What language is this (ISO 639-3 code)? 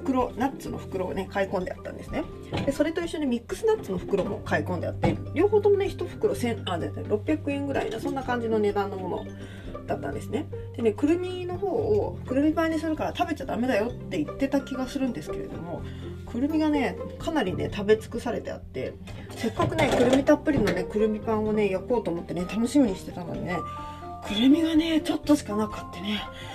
jpn